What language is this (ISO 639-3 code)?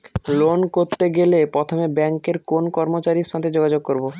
ben